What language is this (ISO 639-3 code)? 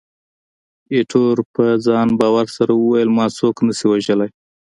pus